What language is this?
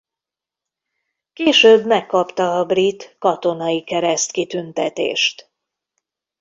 Hungarian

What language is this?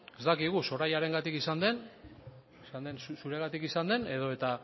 Basque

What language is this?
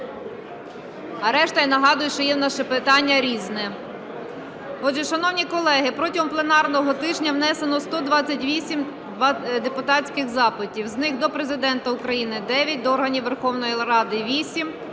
Ukrainian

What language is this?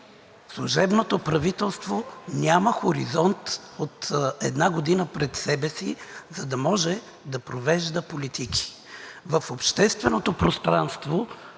Bulgarian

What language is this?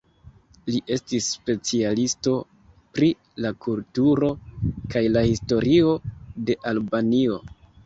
Esperanto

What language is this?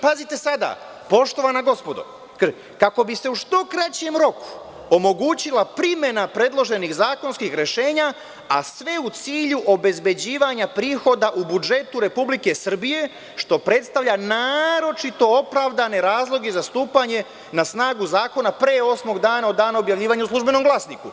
Serbian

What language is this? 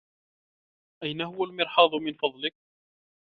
Arabic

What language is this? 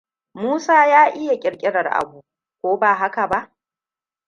Hausa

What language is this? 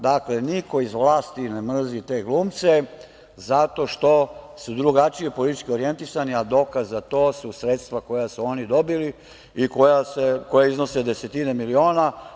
Serbian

